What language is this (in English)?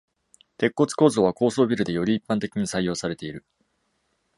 Japanese